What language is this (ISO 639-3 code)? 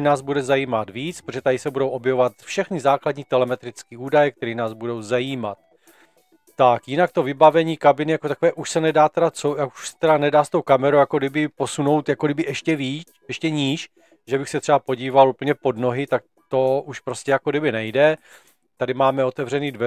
ces